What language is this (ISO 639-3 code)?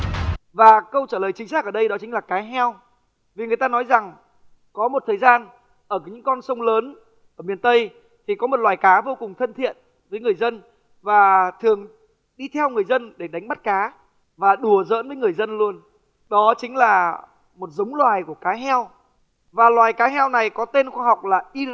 vie